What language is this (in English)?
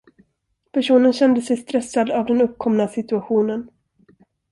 Swedish